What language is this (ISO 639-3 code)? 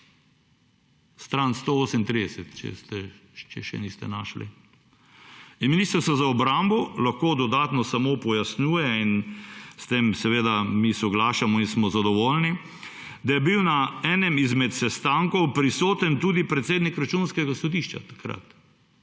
slv